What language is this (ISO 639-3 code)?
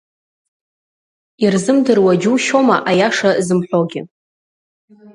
abk